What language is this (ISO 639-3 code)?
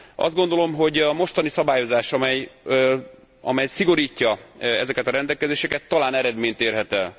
hun